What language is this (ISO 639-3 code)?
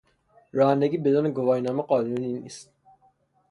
fas